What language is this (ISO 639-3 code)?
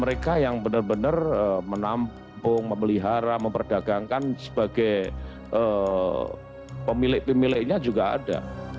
ind